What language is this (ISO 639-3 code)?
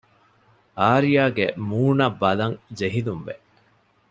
div